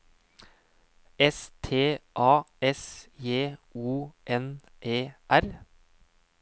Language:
Norwegian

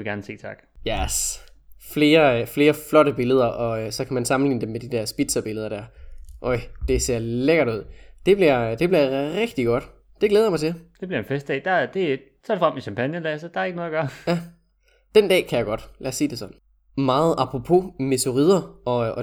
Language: Danish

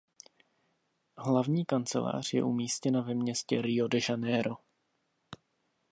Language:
Czech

